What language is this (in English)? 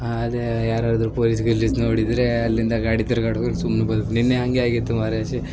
Kannada